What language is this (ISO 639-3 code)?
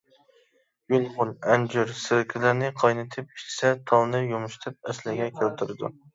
uig